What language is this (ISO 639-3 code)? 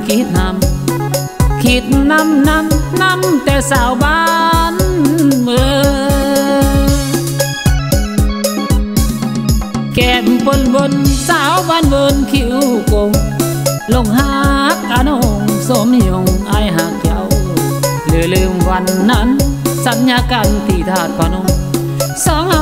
tha